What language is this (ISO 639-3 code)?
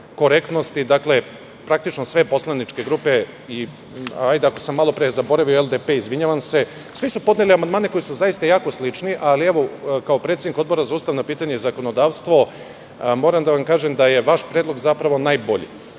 srp